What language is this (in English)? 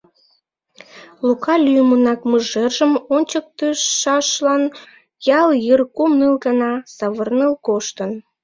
Mari